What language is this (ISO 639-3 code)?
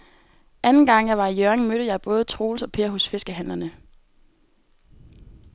dan